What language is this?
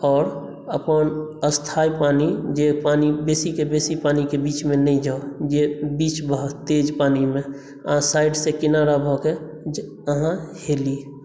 Maithili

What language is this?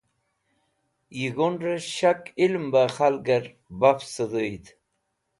Wakhi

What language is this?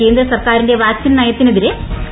Malayalam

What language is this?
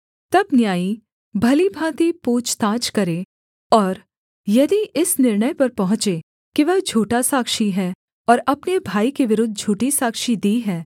Hindi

